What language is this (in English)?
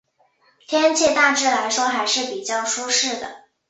Chinese